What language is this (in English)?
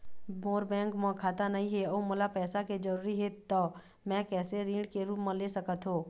Chhattisgarhi